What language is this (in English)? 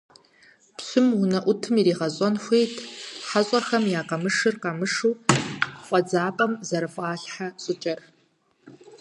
Kabardian